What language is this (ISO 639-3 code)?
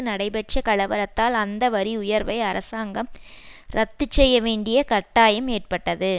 tam